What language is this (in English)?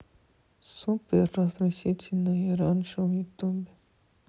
Russian